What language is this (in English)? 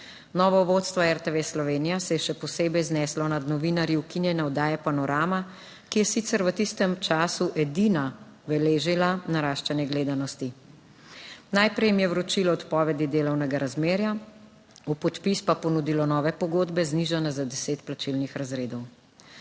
Slovenian